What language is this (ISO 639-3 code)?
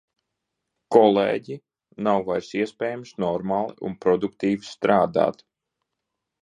lav